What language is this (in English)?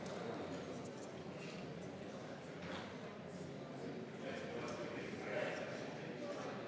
Estonian